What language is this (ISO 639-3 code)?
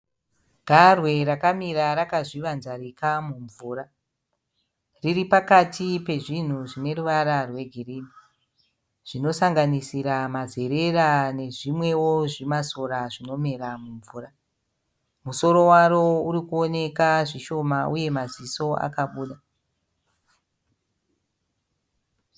sna